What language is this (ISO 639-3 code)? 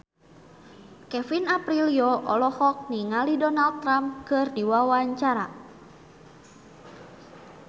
sun